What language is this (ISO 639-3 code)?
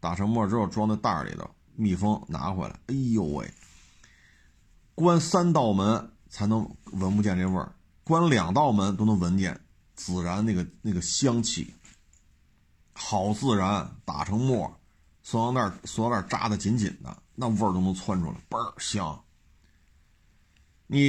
zho